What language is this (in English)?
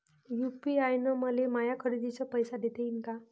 Marathi